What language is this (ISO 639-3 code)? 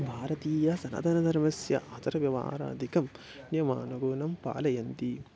san